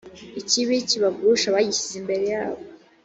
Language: Kinyarwanda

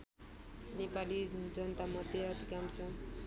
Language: Nepali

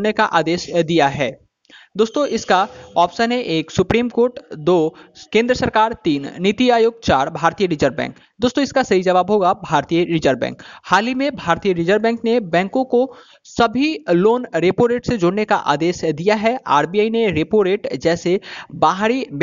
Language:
Hindi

